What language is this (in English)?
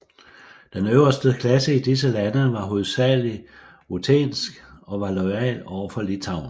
Danish